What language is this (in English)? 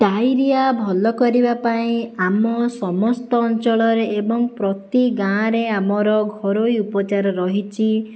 Odia